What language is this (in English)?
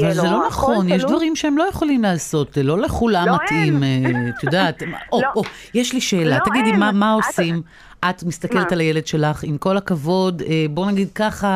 Hebrew